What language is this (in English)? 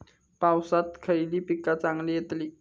Marathi